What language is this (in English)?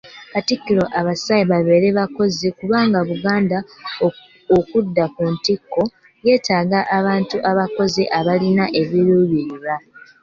Ganda